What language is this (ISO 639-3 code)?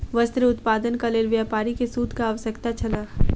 mai